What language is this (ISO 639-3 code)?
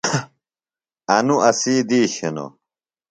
phl